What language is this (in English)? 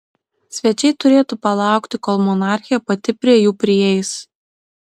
Lithuanian